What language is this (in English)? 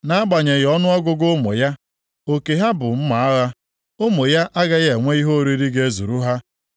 Igbo